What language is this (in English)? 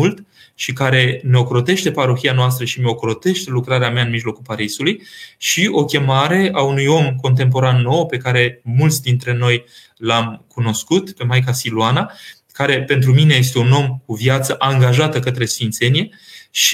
Romanian